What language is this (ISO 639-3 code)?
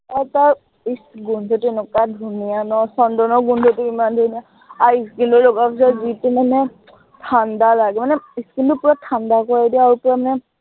asm